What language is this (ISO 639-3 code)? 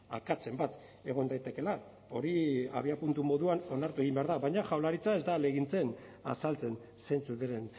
eus